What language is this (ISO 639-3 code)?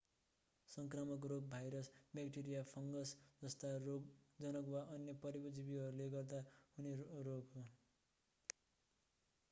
nep